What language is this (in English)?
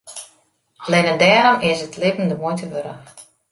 Western Frisian